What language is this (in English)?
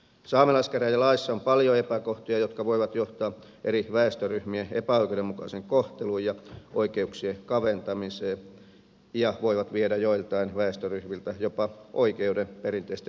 Finnish